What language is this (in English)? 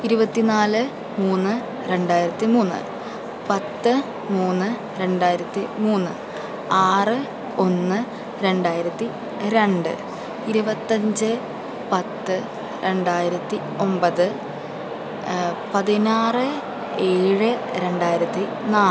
Malayalam